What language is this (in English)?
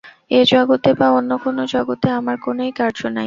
Bangla